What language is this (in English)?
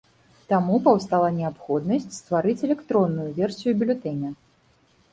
Belarusian